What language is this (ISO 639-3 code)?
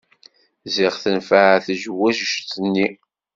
kab